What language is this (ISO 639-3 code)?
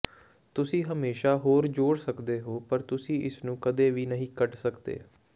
pan